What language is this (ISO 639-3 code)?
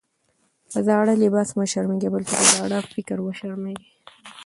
pus